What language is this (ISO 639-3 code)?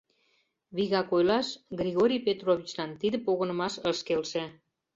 chm